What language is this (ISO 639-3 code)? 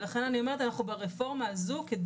heb